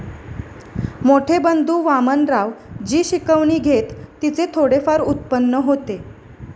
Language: Marathi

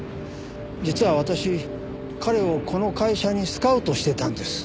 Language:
Japanese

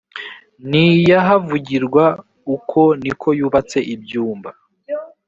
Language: Kinyarwanda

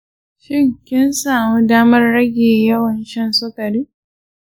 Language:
Hausa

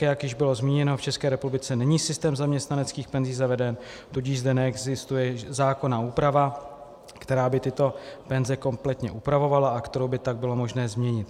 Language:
Czech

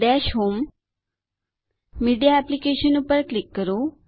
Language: Gujarati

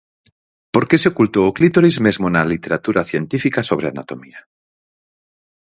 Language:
Galician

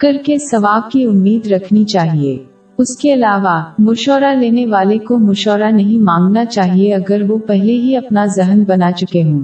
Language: Urdu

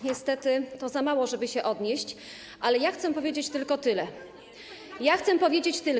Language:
Polish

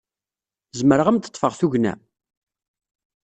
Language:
Kabyle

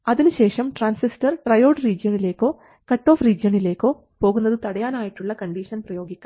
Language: Malayalam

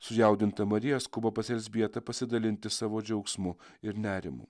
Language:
Lithuanian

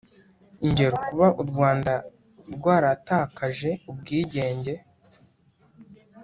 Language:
Kinyarwanda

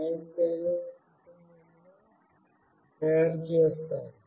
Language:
Telugu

